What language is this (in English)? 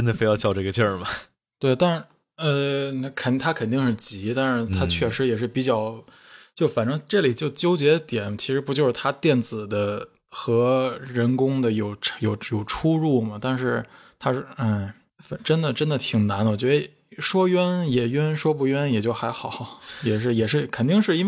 Chinese